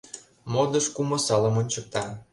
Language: Mari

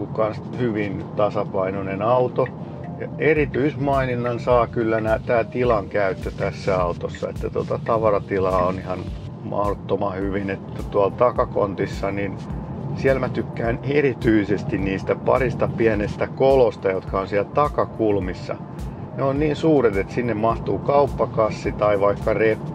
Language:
Finnish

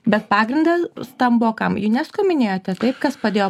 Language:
Lithuanian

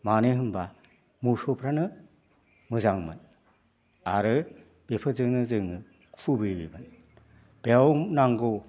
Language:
Bodo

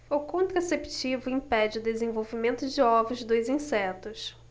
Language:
Portuguese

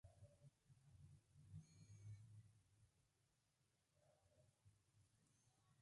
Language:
Spanish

